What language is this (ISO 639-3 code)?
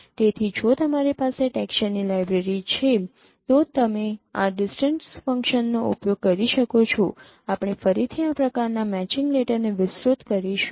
guj